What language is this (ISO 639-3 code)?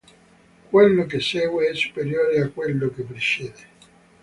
ita